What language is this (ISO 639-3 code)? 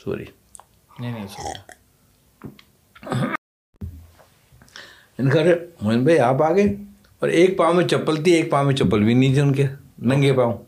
urd